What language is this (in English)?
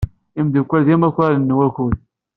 Kabyle